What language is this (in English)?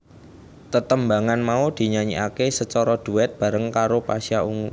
Javanese